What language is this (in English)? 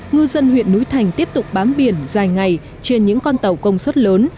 Vietnamese